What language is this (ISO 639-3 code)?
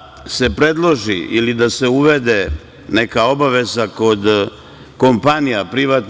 srp